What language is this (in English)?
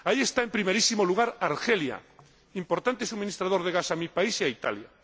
Spanish